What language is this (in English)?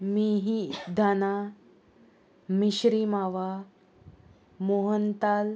Konkani